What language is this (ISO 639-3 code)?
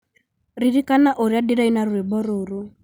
kik